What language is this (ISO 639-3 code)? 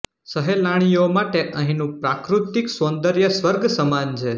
guj